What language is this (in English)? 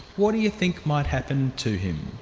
English